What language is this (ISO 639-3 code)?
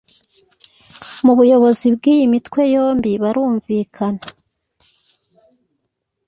kin